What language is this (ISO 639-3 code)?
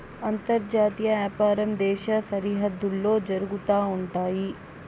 tel